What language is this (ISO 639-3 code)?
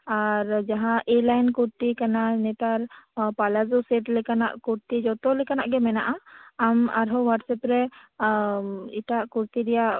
sat